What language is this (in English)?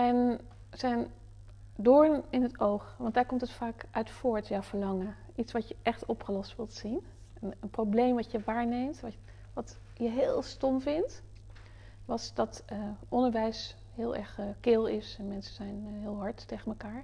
Dutch